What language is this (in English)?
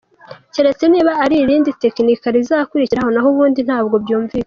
Kinyarwanda